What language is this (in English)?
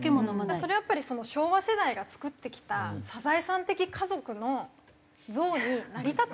Japanese